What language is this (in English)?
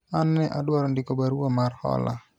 Luo (Kenya and Tanzania)